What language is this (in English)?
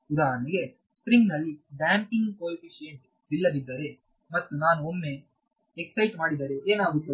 Kannada